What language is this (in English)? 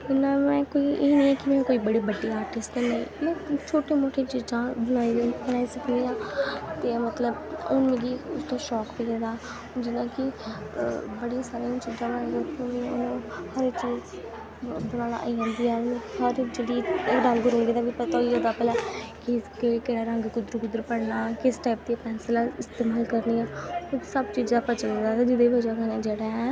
Dogri